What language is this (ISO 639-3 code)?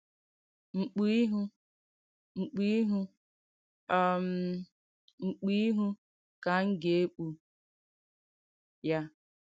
ibo